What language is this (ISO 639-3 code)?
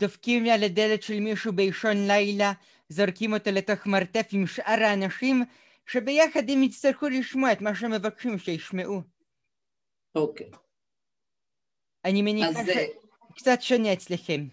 heb